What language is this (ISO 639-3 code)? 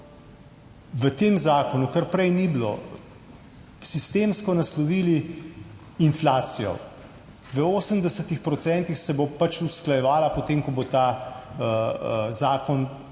slv